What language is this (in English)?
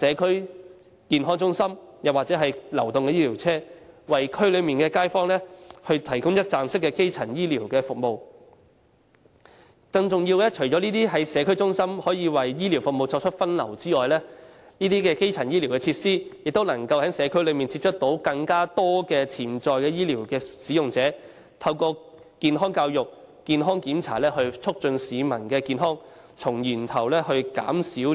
Cantonese